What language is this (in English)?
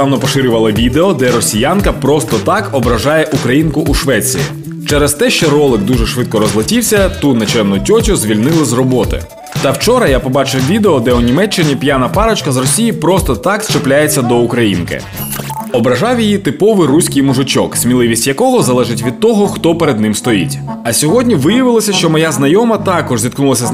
Ukrainian